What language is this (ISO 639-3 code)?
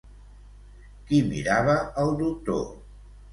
cat